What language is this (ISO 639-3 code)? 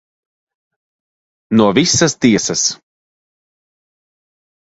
lav